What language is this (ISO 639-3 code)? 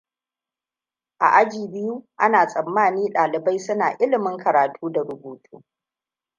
hau